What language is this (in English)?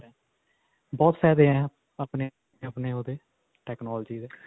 Punjabi